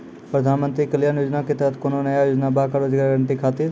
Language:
Maithili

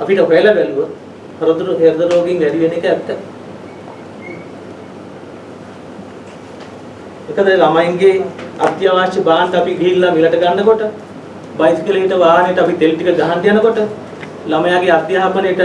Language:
Sinhala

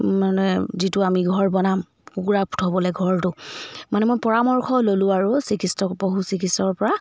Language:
Assamese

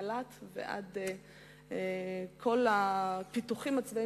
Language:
Hebrew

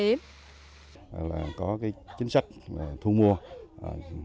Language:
Vietnamese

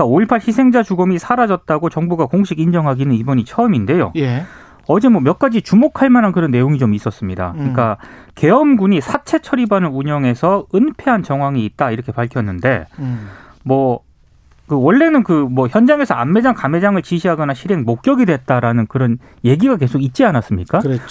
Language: Korean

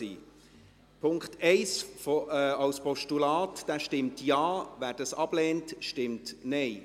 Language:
Swiss German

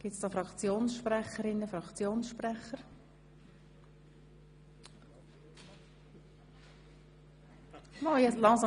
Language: Swiss German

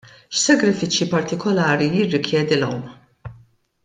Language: Maltese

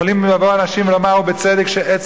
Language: Hebrew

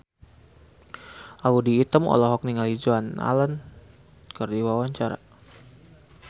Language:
Sundanese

